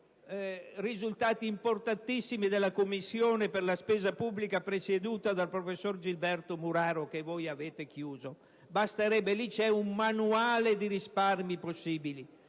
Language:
Italian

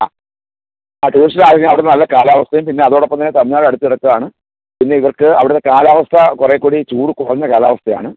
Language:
Malayalam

